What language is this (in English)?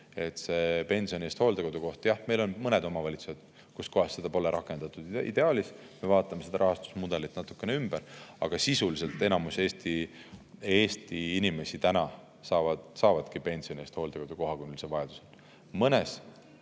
Estonian